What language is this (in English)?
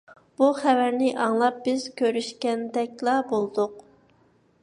Uyghur